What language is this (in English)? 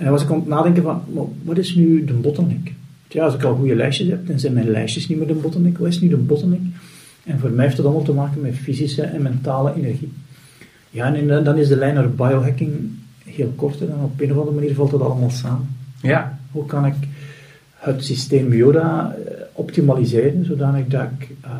Dutch